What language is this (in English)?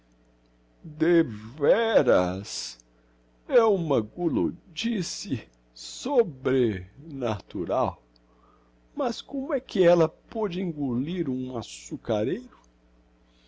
Portuguese